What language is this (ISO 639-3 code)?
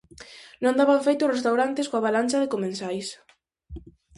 glg